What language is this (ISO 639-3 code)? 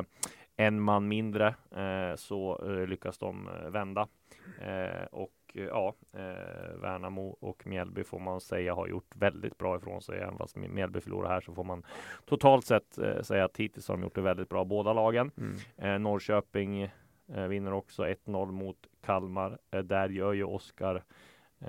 swe